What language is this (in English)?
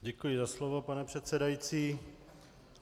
Czech